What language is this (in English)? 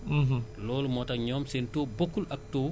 Wolof